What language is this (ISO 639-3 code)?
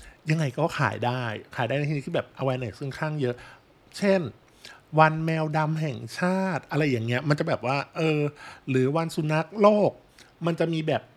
tha